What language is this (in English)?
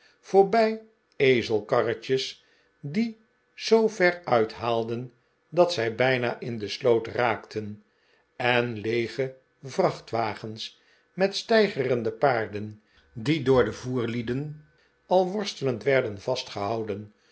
Dutch